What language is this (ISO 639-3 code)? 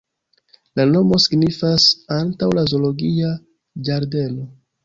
epo